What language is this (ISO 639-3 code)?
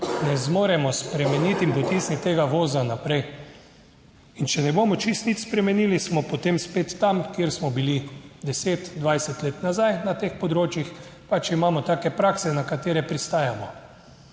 slv